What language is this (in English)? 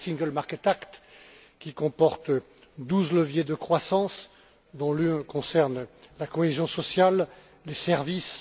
French